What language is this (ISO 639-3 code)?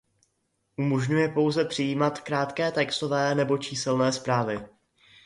ces